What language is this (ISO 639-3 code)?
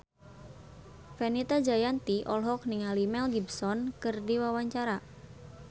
sun